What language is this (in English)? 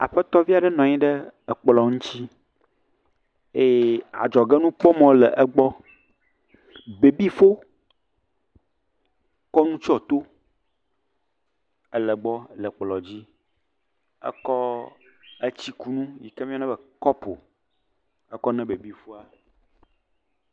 Ewe